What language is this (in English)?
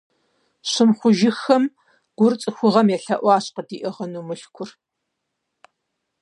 Kabardian